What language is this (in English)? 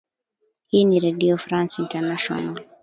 Swahili